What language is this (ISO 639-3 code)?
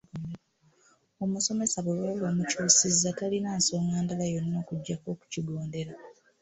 lug